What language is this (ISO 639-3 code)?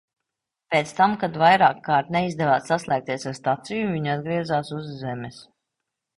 lav